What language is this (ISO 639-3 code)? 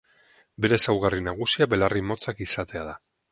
eus